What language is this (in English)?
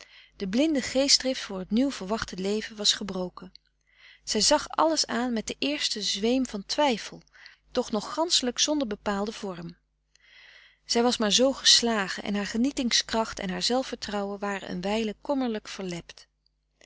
Dutch